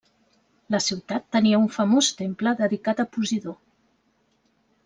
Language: Catalan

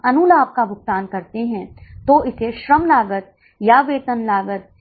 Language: Hindi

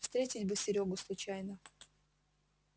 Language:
Russian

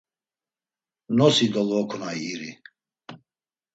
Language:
Laz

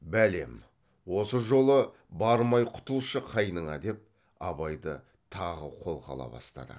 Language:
Kazakh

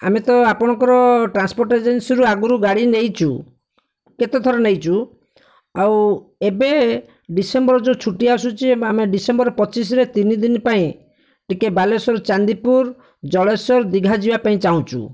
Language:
Odia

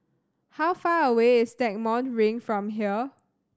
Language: English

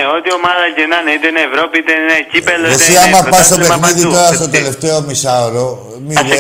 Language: Greek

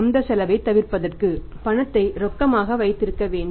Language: Tamil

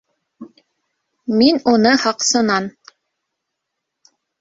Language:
Bashkir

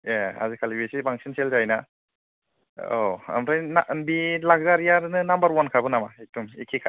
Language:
Bodo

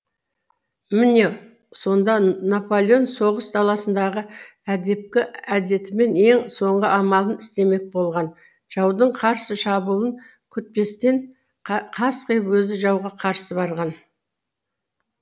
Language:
Kazakh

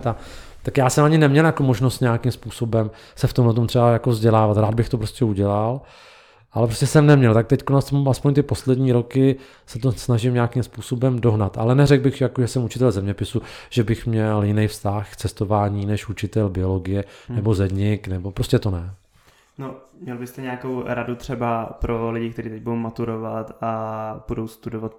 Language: Czech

